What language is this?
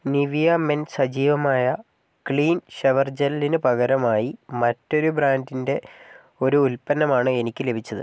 Malayalam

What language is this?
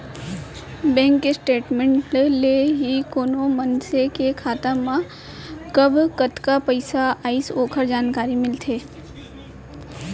Chhattisgarhi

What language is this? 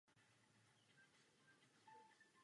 Czech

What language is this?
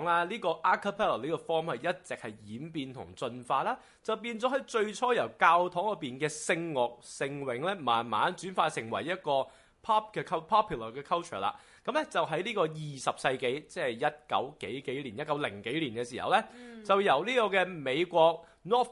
Chinese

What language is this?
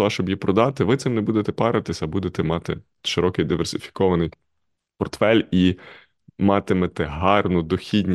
Ukrainian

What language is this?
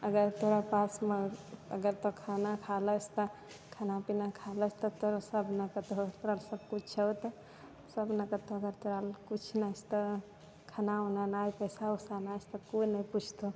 Maithili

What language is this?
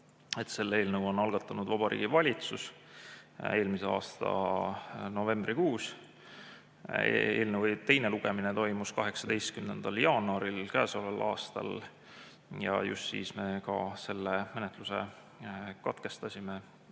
Estonian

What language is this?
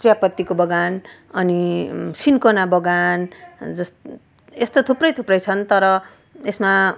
Nepali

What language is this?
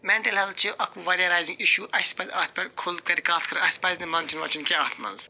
Kashmiri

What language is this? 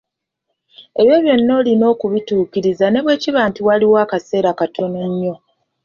Ganda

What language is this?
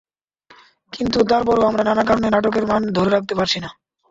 Bangla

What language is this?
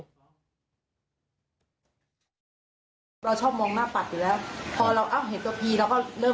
Thai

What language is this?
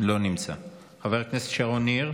Hebrew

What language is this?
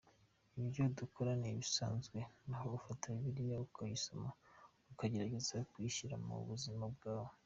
Kinyarwanda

